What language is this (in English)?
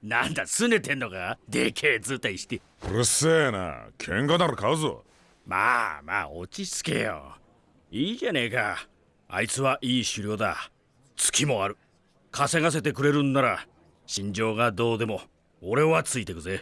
Japanese